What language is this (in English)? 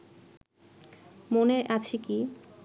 Bangla